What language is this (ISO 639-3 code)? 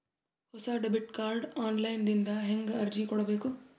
kan